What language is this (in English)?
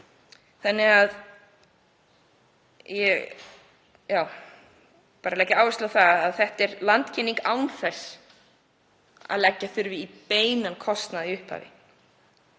Icelandic